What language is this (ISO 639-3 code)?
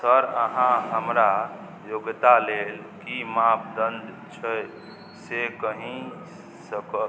mai